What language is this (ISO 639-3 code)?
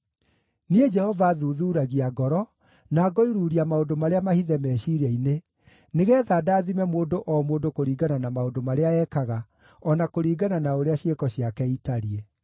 kik